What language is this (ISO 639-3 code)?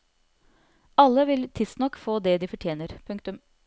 nor